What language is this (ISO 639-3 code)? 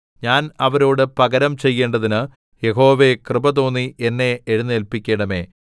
mal